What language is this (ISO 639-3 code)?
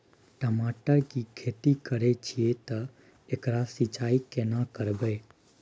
mai